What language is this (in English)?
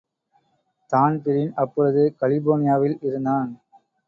Tamil